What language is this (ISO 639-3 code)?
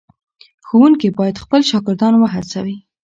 pus